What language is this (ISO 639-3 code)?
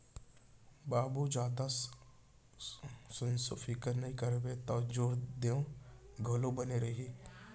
hne